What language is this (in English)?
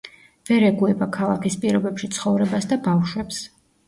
Georgian